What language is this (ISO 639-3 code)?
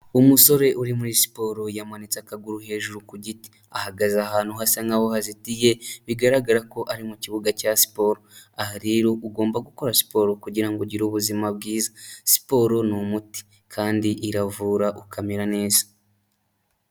kin